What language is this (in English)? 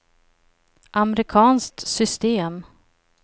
Swedish